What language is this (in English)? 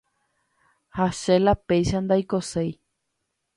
Guarani